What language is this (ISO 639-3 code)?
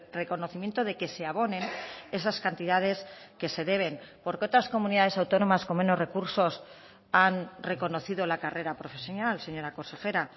spa